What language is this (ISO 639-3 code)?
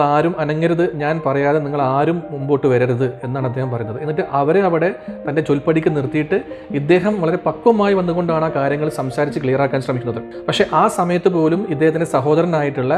mal